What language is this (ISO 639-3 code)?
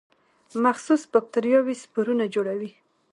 pus